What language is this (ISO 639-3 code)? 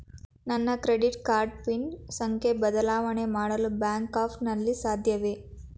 kan